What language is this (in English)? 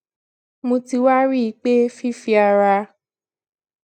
Yoruba